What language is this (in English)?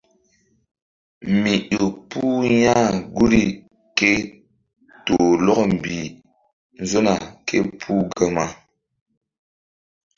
Mbum